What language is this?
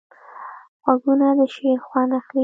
Pashto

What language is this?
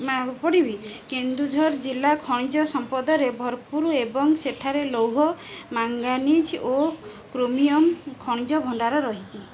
Odia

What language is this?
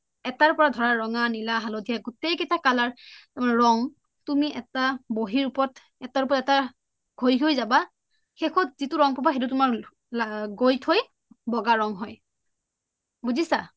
Assamese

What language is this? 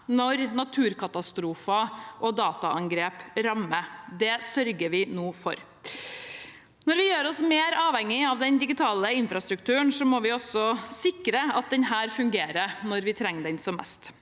Norwegian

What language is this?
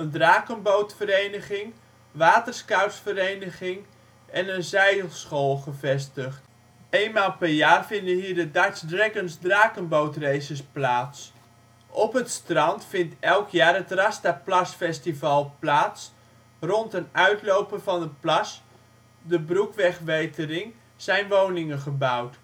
Dutch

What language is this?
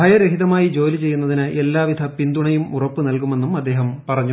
Malayalam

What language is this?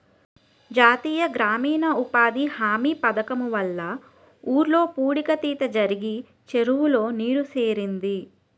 Telugu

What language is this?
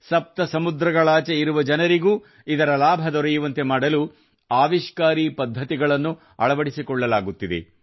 Kannada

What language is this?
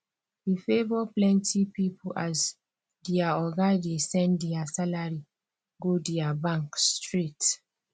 Nigerian Pidgin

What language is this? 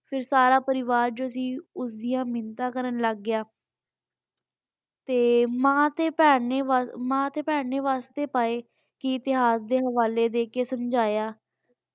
Punjabi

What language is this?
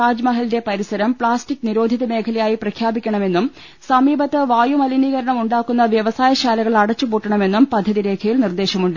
Malayalam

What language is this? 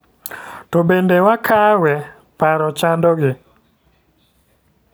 Luo (Kenya and Tanzania)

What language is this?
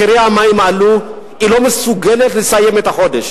Hebrew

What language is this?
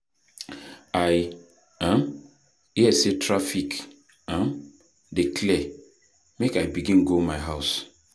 Nigerian Pidgin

